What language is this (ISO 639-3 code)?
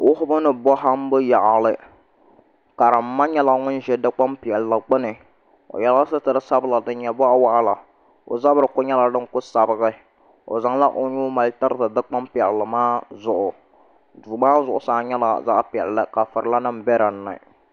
dag